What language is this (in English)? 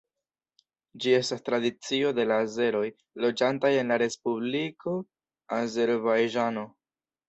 Esperanto